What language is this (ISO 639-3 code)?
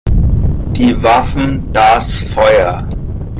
deu